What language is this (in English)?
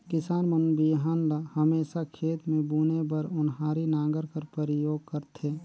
Chhattisgarhi